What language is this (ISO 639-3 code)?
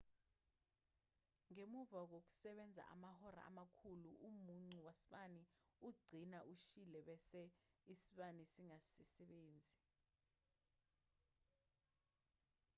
zul